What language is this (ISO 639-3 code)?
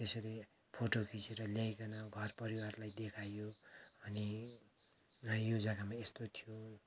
nep